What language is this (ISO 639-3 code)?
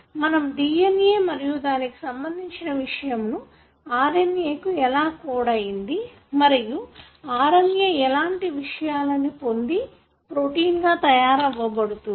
tel